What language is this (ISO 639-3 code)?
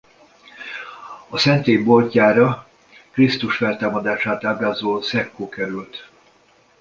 hun